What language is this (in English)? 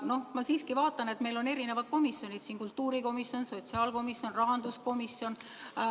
Estonian